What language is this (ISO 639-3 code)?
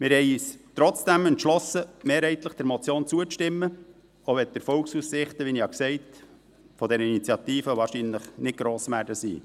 gsw